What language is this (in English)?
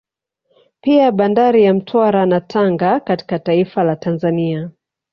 Swahili